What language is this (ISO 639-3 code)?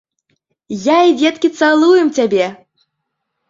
bel